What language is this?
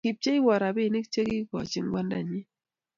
Kalenjin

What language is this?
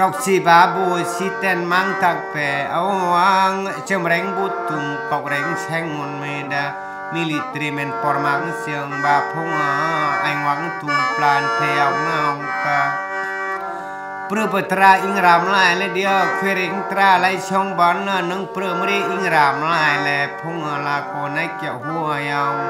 Thai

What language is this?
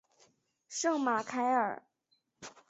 Chinese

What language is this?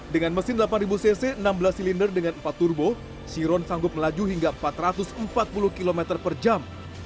Indonesian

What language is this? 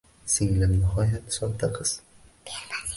Uzbek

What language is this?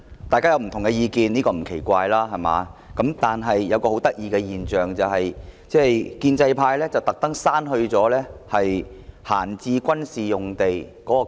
Cantonese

